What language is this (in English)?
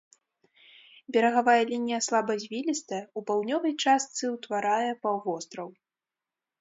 Belarusian